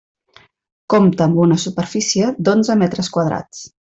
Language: Catalan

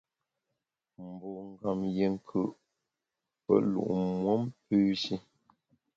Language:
Bamun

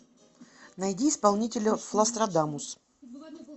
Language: Russian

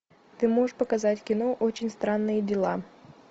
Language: Russian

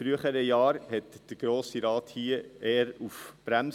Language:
Swiss German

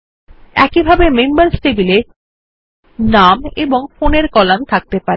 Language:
Bangla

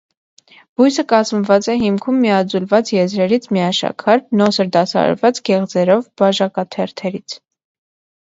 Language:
Armenian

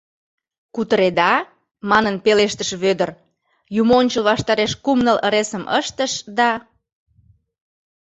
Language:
Mari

